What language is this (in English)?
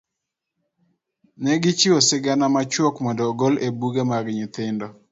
Luo (Kenya and Tanzania)